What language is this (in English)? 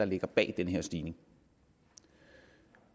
Danish